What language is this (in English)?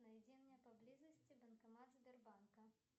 Russian